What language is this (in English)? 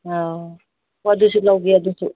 Manipuri